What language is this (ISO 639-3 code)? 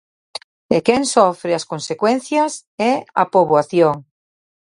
glg